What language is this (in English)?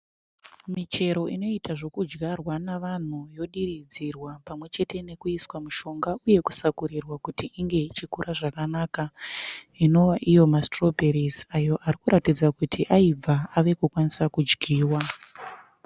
Shona